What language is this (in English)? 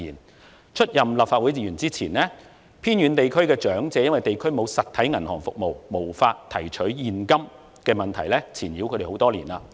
Cantonese